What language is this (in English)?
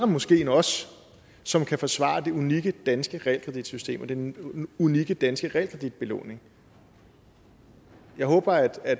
Danish